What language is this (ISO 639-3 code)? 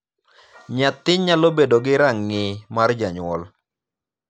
luo